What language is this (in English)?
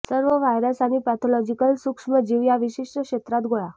Marathi